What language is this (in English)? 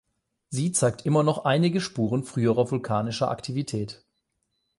German